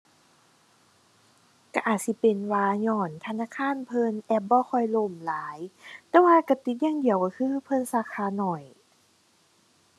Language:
Thai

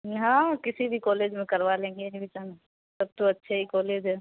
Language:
Urdu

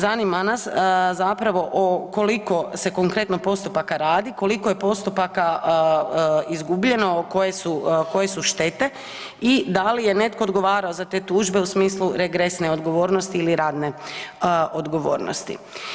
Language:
Croatian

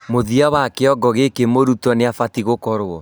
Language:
Kikuyu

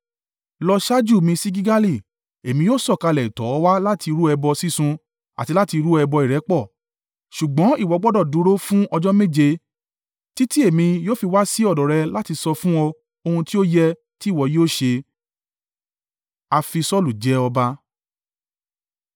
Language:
Yoruba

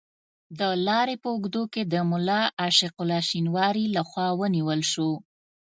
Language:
Pashto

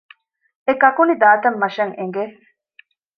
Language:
Divehi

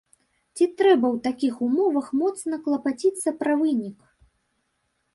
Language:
Belarusian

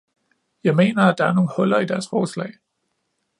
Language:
Danish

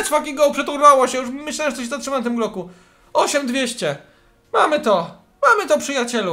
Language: Polish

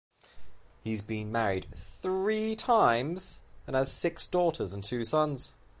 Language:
English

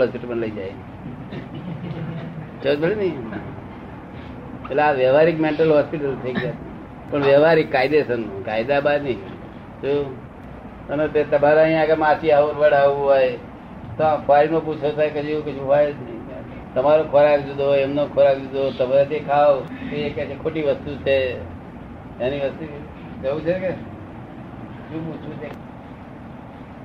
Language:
Gujarati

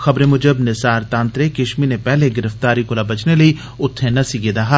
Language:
Dogri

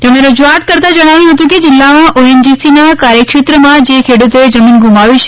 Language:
Gujarati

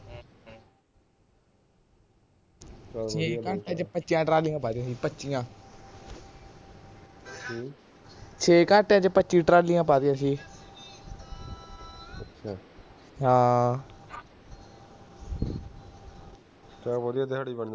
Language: Punjabi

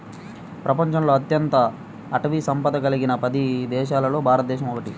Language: Telugu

